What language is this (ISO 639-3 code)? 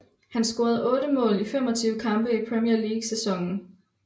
dan